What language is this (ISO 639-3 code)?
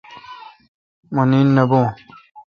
xka